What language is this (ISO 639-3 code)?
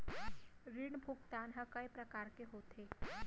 hne